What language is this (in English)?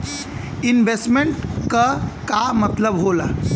Bhojpuri